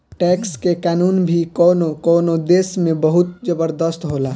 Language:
Bhojpuri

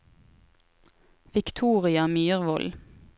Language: Norwegian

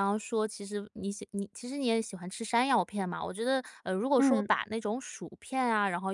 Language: Chinese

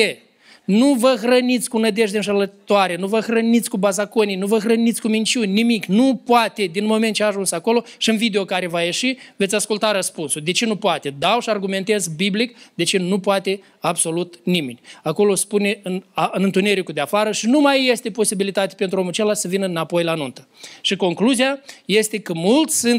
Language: Romanian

